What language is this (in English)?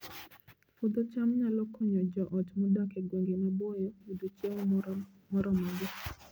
Luo (Kenya and Tanzania)